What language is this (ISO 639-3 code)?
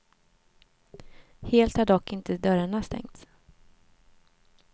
swe